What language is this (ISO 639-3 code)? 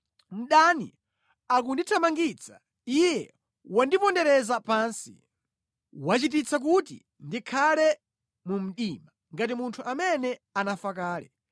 nya